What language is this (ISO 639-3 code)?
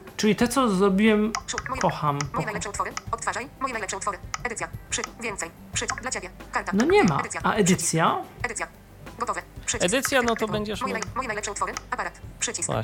pol